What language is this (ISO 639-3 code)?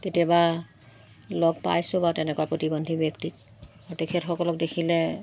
asm